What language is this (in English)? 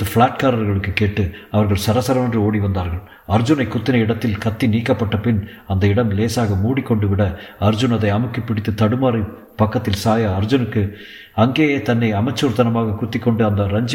Tamil